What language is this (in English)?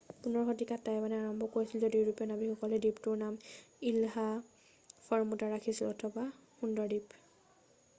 Assamese